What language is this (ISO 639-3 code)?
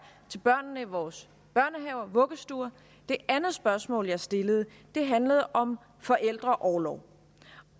dan